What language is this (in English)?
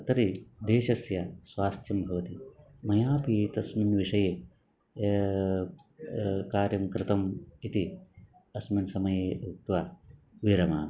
Sanskrit